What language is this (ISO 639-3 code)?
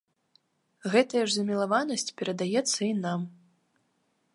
bel